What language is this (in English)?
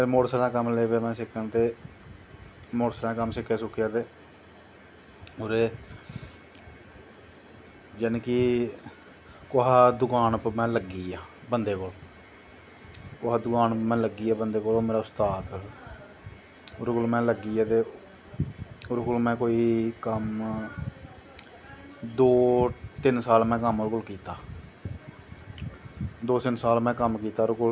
Dogri